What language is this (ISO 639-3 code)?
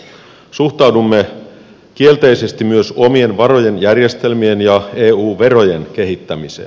fin